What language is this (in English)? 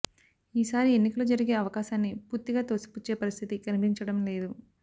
Telugu